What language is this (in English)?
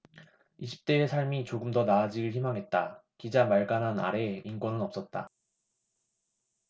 Korean